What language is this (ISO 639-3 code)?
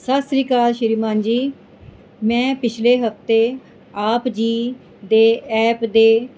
pan